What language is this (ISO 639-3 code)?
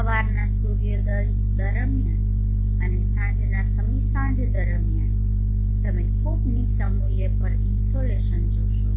guj